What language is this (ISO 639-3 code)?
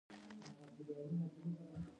pus